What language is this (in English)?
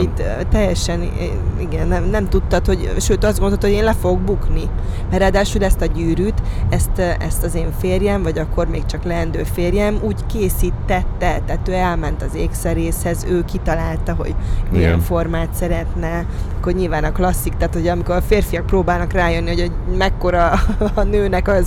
Hungarian